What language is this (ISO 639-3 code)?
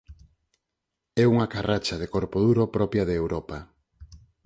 glg